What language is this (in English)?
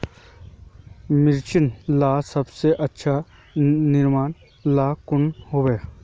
Magahi